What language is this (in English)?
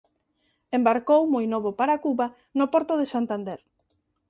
Galician